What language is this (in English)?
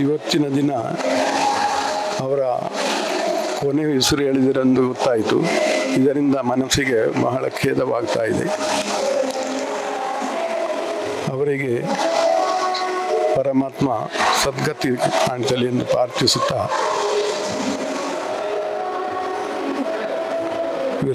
Romanian